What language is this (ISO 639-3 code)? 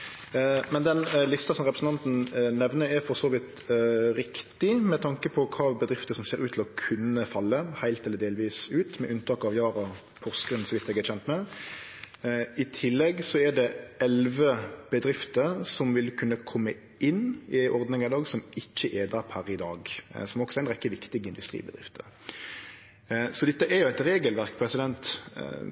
nno